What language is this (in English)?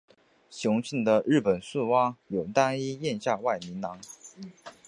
Chinese